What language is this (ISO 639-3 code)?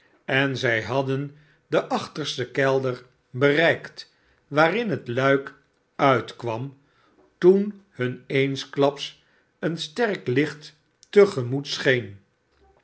nld